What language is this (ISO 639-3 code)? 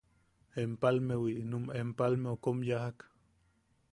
yaq